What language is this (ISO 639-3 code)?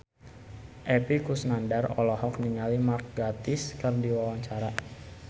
sun